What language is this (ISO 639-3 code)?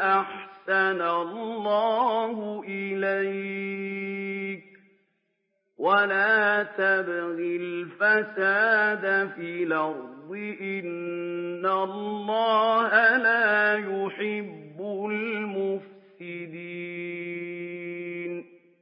ara